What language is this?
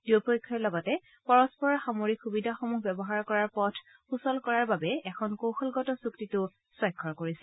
Assamese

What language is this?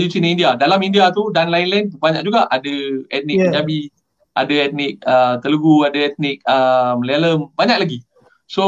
Malay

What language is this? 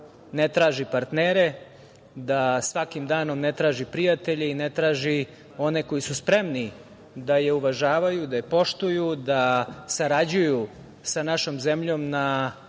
Serbian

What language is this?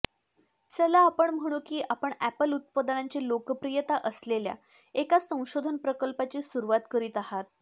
Marathi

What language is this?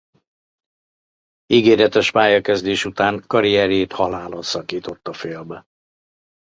Hungarian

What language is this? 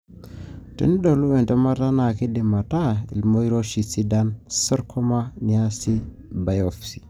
Masai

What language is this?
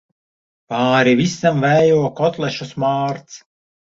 Latvian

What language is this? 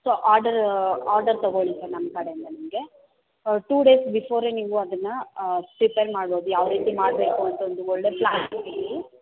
Kannada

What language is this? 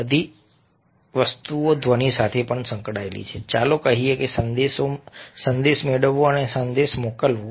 Gujarati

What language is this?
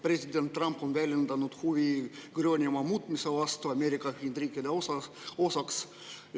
Estonian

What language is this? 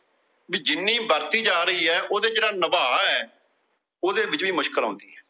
Punjabi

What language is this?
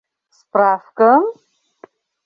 Mari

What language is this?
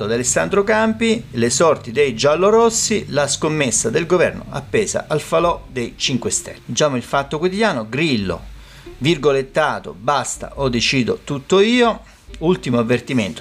Italian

